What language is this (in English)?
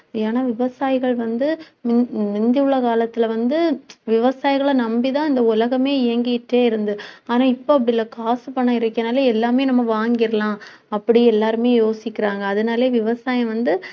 Tamil